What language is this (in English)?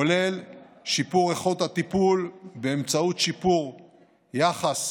Hebrew